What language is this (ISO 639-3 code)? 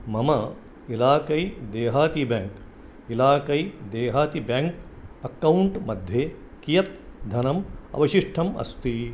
san